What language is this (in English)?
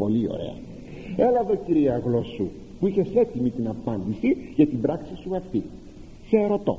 Greek